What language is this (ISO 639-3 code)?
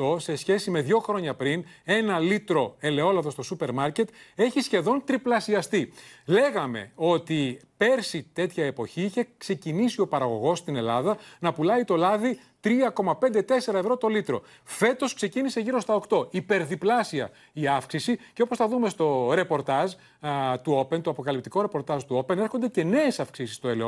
ell